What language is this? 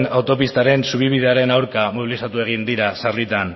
Basque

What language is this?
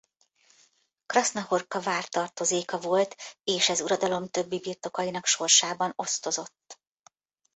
Hungarian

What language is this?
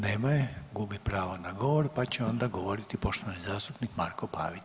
Croatian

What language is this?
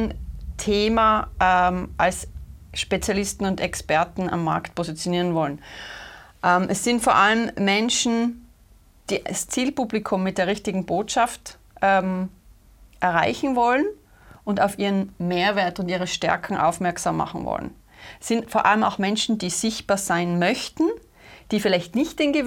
German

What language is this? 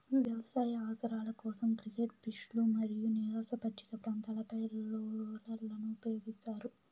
Telugu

